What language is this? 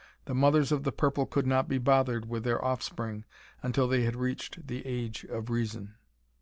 English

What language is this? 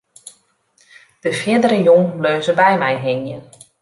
Western Frisian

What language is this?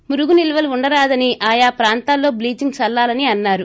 Telugu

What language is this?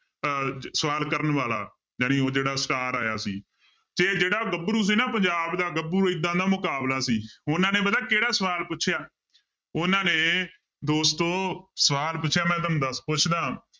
Punjabi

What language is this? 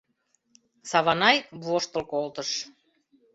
Mari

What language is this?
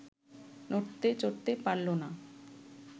Bangla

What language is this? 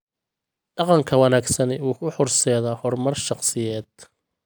Somali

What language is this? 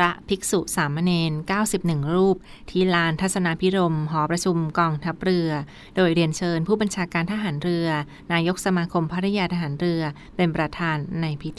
Thai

